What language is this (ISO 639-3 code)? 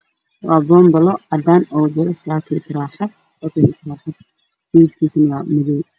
som